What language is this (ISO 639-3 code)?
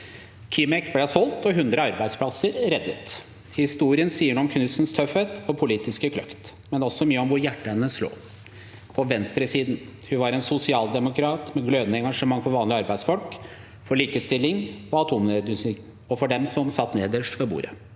nor